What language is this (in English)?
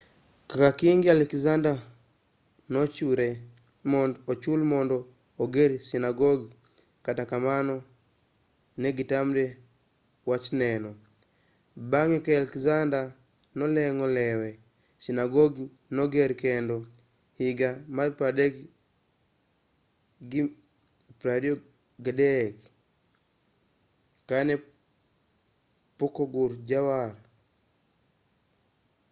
Luo (Kenya and Tanzania)